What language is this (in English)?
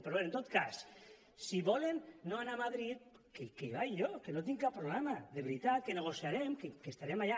Catalan